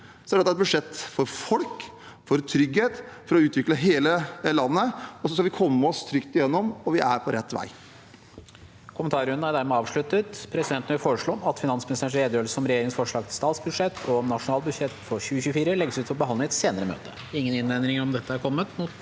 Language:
Norwegian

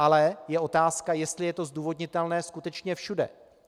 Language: Czech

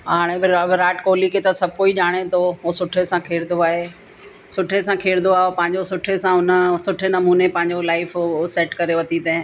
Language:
Sindhi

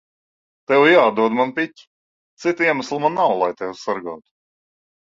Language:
Latvian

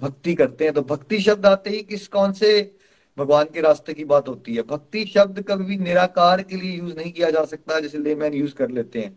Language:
Hindi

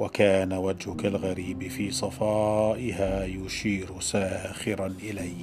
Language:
Arabic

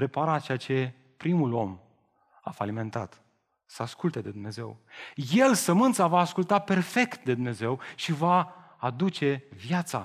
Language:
Romanian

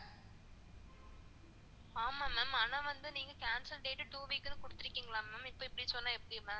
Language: Tamil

